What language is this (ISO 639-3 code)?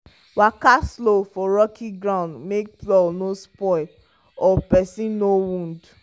pcm